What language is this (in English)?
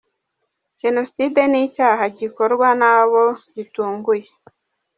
Kinyarwanda